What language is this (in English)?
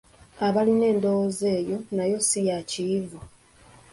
Ganda